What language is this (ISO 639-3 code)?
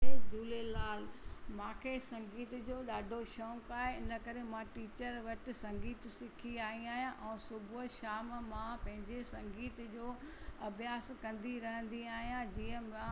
snd